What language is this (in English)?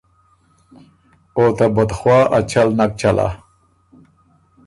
Ormuri